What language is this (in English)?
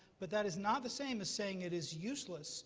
English